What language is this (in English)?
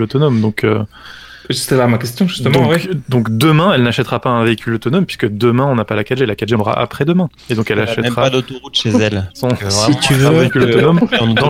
French